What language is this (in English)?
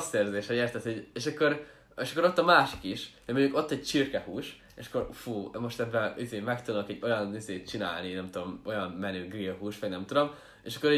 Hungarian